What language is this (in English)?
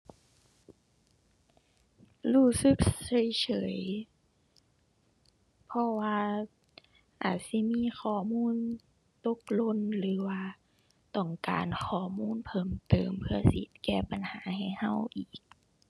Thai